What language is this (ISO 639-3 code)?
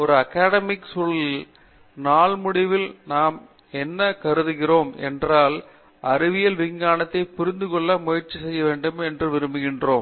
tam